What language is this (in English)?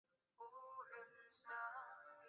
Chinese